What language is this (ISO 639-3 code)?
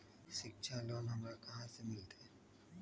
mag